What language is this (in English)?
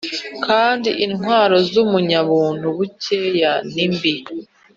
Kinyarwanda